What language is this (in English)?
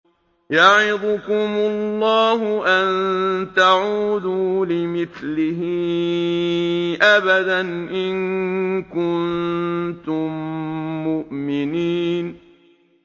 Arabic